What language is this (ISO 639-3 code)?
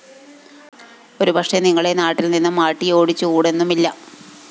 mal